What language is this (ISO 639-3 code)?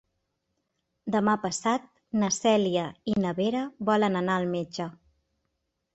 cat